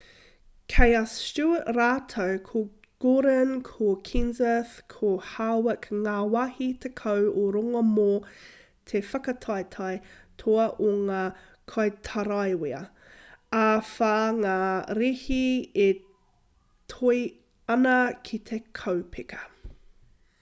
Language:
Māori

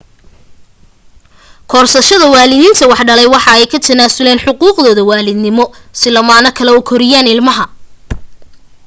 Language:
Somali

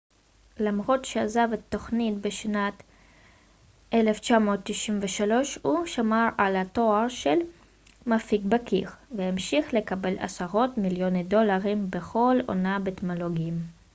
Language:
Hebrew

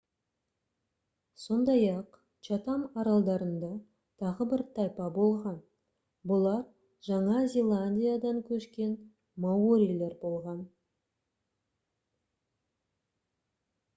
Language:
Kazakh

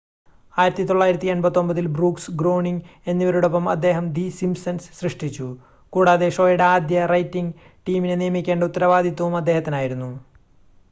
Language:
Malayalam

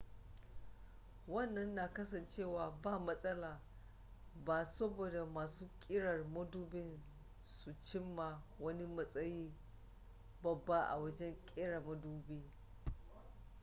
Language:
Hausa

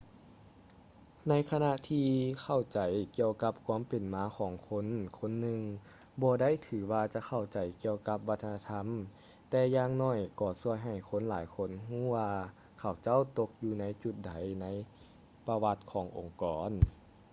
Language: Lao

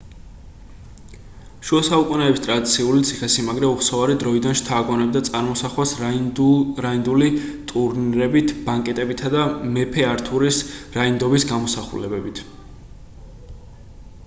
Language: Georgian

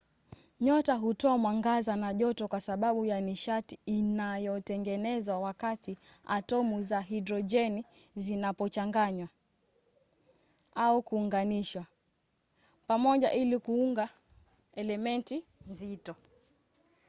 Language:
Swahili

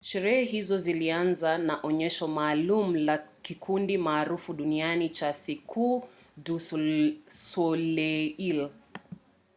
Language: Swahili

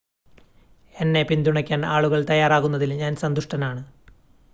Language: Malayalam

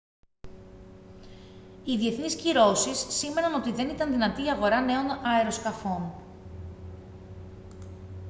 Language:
Greek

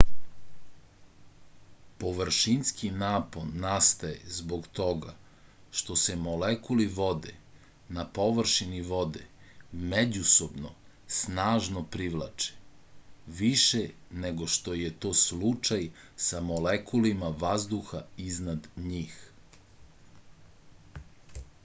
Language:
Serbian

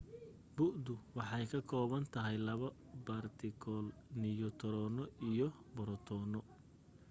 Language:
Somali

